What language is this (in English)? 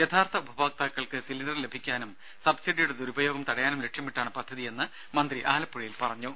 Malayalam